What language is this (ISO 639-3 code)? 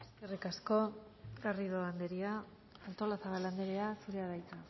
eus